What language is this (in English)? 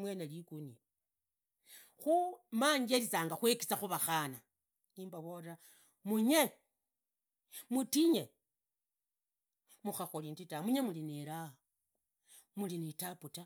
Idakho-Isukha-Tiriki